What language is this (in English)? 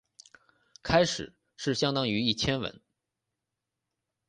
Chinese